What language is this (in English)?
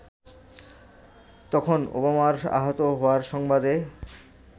Bangla